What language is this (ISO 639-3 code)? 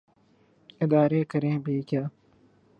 urd